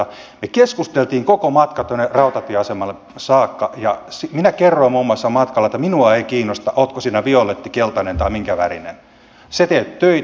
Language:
Finnish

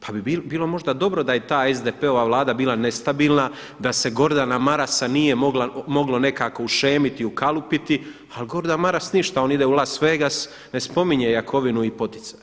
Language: Croatian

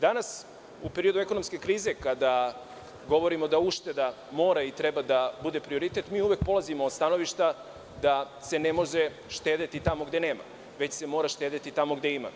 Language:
Serbian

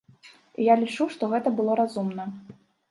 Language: Belarusian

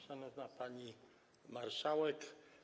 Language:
Polish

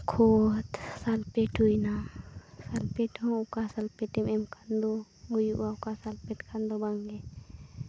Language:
Santali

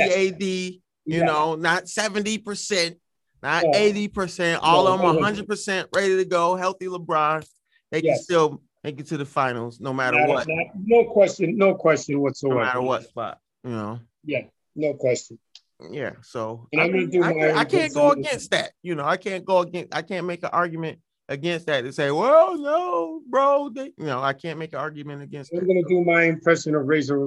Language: English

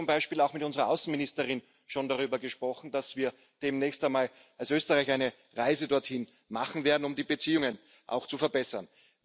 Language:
German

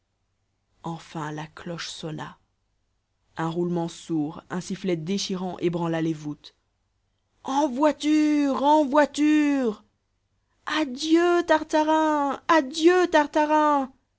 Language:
French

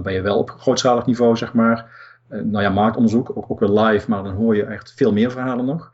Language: Dutch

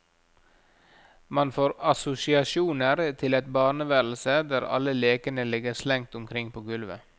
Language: Norwegian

